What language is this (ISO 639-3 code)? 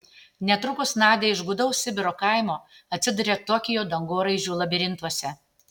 lit